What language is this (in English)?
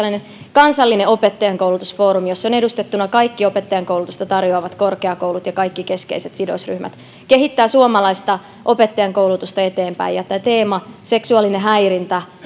Finnish